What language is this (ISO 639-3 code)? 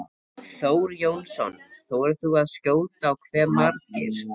isl